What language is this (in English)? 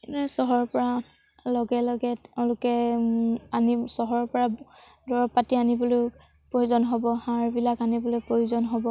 Assamese